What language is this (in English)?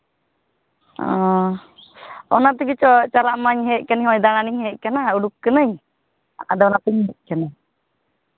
Santali